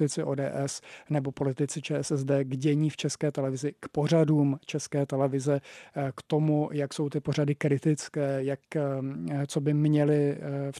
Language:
Czech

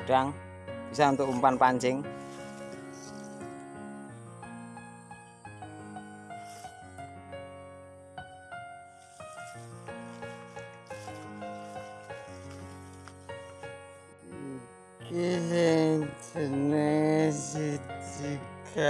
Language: Indonesian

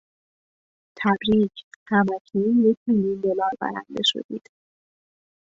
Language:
Persian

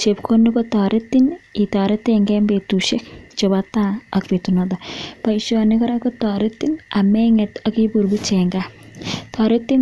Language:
Kalenjin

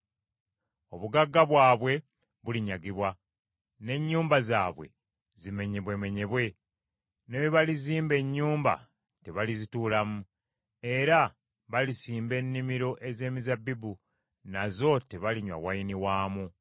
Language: Ganda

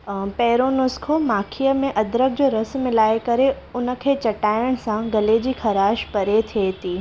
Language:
Sindhi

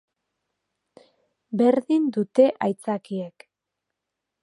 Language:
Basque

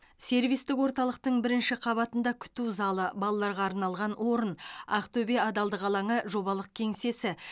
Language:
Kazakh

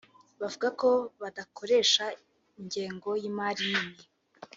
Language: Kinyarwanda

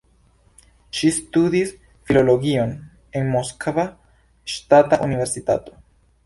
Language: Esperanto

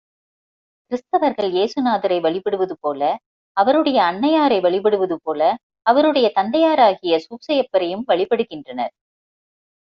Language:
Tamil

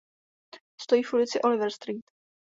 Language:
Czech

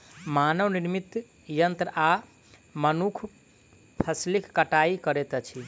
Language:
Maithili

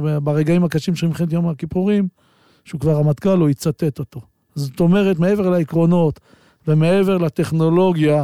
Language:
Hebrew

